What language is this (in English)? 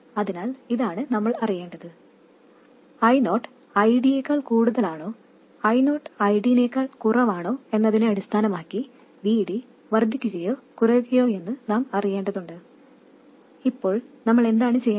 Malayalam